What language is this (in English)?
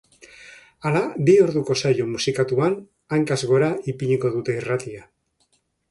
Basque